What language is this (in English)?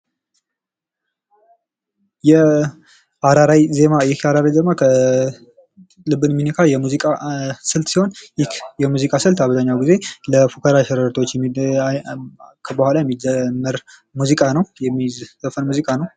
Amharic